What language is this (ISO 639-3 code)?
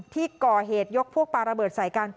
tha